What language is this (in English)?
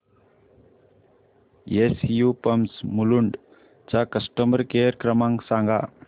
Marathi